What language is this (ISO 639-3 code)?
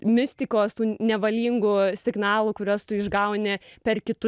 lit